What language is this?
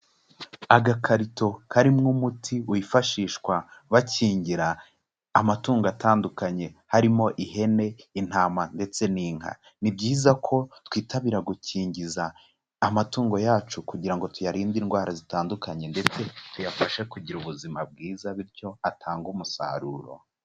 Kinyarwanda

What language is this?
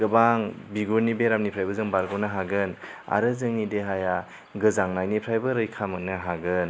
Bodo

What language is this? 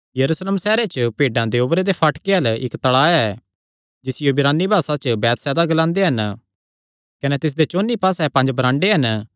Kangri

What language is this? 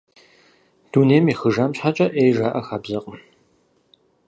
Kabardian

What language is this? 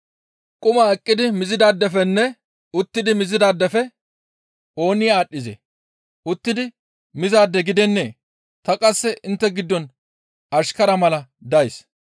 Gamo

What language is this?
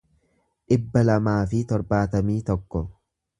Oromo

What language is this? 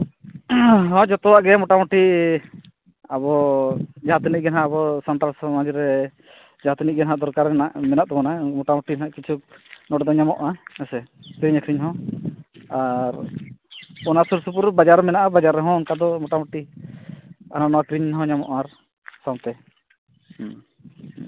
Santali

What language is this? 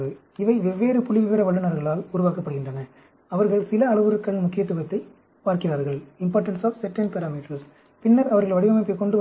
Tamil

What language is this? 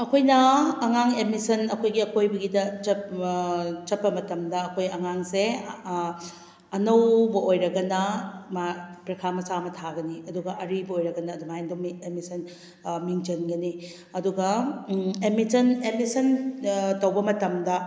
Manipuri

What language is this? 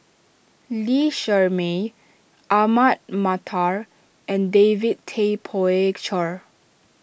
English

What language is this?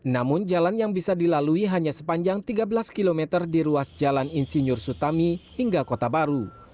Indonesian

